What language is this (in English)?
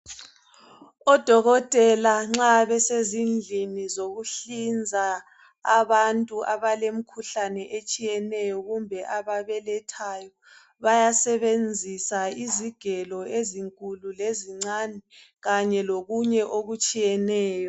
North Ndebele